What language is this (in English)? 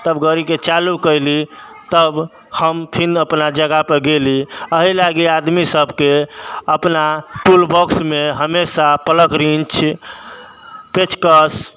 Maithili